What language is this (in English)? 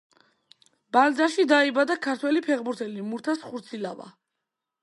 Georgian